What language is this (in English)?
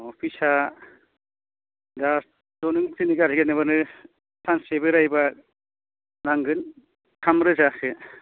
Bodo